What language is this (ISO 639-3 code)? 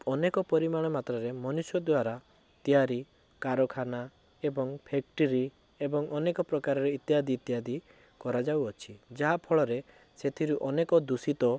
ori